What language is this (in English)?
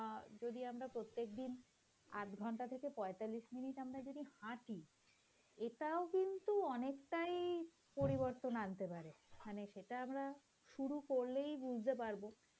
Bangla